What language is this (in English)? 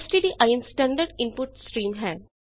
Punjabi